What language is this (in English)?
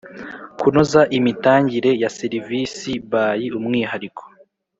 Kinyarwanda